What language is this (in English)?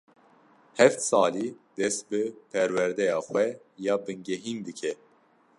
Kurdish